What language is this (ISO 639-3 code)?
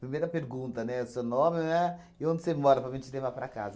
por